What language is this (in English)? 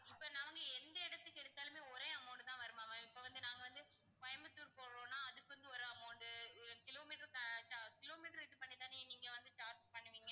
Tamil